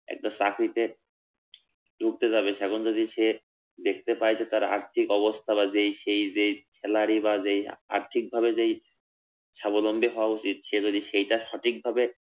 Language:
Bangla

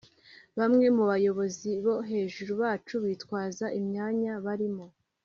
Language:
Kinyarwanda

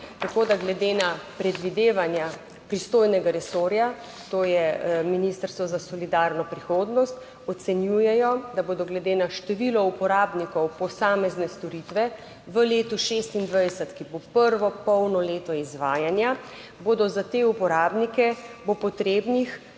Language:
Slovenian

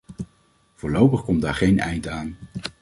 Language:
Dutch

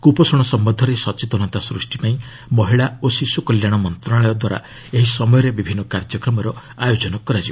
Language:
Odia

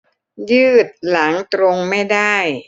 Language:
Thai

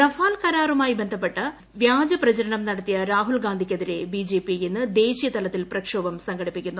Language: Malayalam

